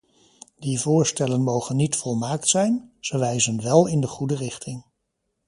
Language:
Dutch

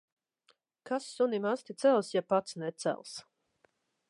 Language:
Latvian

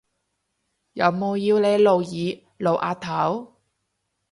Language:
Cantonese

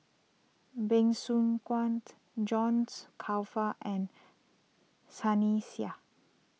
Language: English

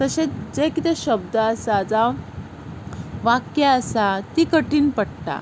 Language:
Konkani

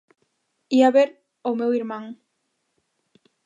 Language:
Galician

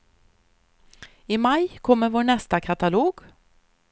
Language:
Swedish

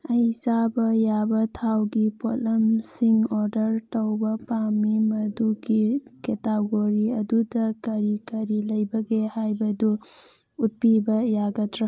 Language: Manipuri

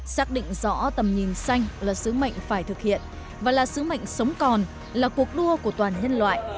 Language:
Vietnamese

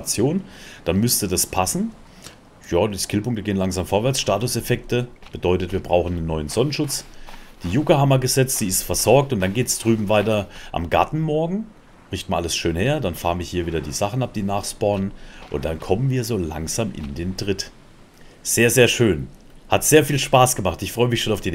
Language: German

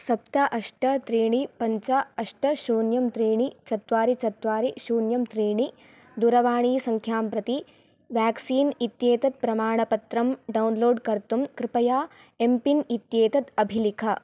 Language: Sanskrit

